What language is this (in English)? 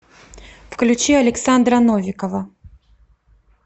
Russian